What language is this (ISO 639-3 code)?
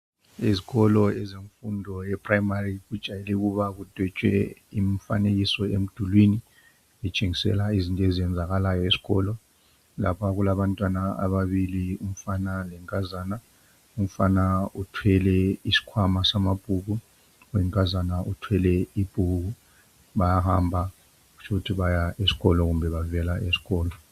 nde